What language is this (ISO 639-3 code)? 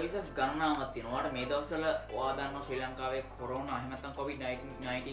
ind